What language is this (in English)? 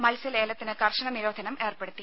Malayalam